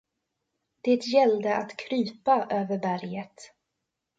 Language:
Swedish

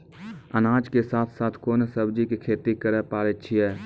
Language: Maithili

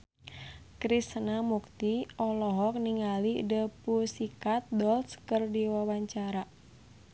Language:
Sundanese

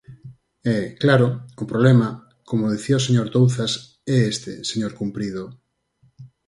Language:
Galician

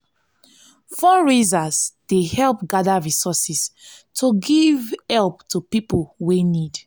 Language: Nigerian Pidgin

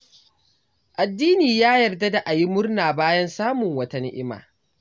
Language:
Hausa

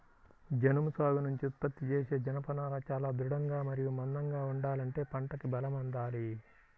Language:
Telugu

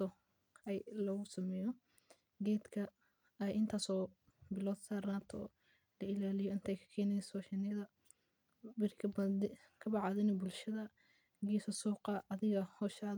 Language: Somali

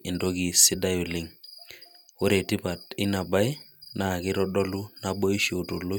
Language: Masai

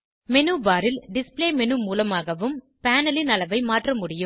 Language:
Tamil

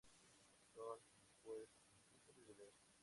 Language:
Spanish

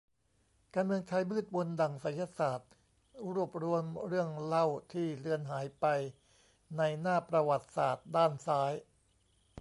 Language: Thai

